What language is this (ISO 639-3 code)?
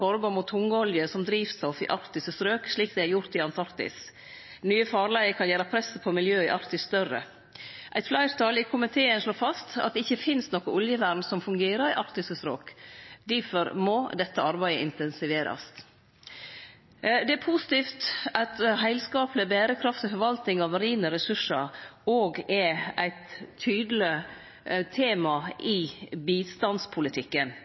nno